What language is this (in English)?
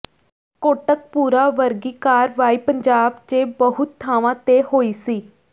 Punjabi